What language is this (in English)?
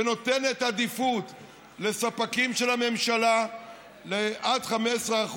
Hebrew